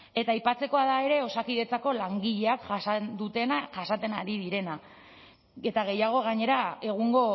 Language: Basque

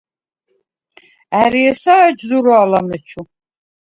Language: Svan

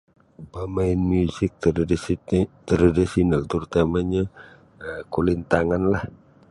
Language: Sabah Bisaya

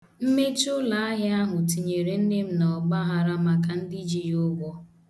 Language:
Igbo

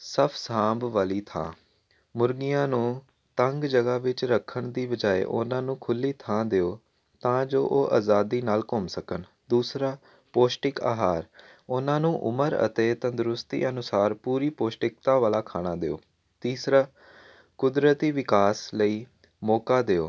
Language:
Punjabi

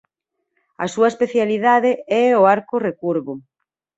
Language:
Galician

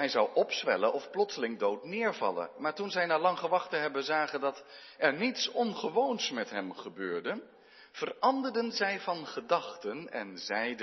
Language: Dutch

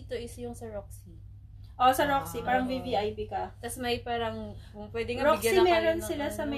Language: Filipino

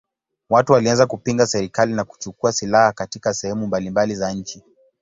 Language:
Swahili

